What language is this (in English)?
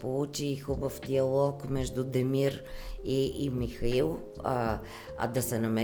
Bulgarian